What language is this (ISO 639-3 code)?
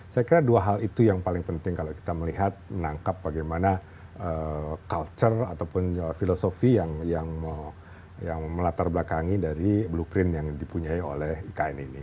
ind